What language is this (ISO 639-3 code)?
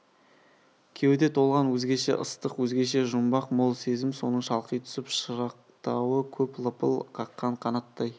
kaz